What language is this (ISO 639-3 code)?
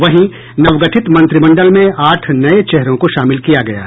hin